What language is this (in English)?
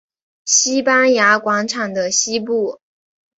Chinese